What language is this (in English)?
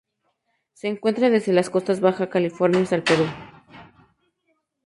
Spanish